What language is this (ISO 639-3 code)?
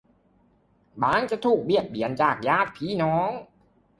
tha